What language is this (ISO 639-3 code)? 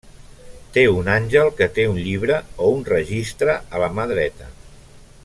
cat